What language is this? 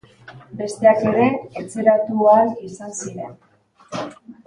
Basque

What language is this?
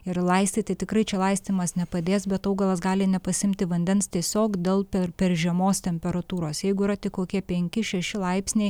Lithuanian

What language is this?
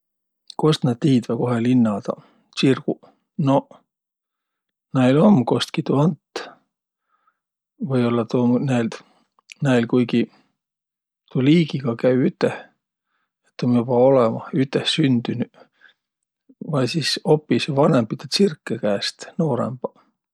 Võro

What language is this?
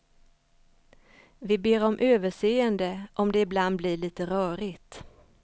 Swedish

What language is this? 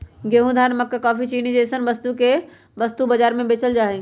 Magahi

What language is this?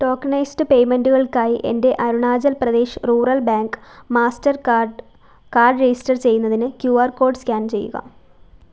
Malayalam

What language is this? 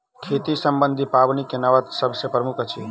Maithili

